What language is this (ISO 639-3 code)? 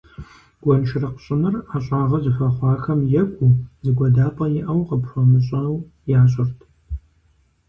kbd